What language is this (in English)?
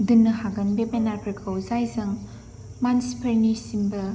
Bodo